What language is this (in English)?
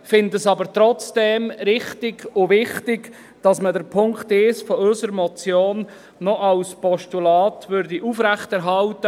Swiss German